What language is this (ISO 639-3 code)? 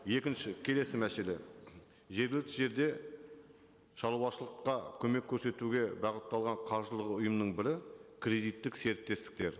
kaz